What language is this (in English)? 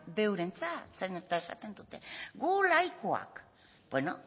Basque